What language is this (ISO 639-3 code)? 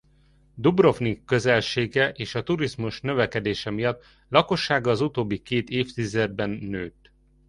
hun